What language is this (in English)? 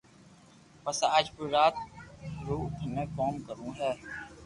Loarki